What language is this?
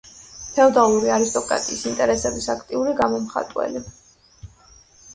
Georgian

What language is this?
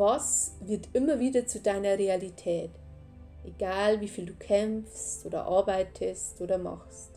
German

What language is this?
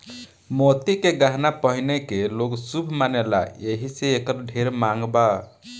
Bhojpuri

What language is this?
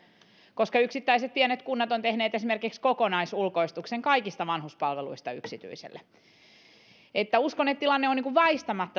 Finnish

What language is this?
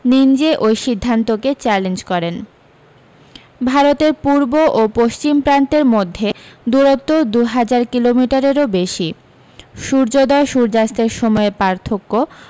Bangla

